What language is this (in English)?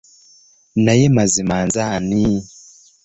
Ganda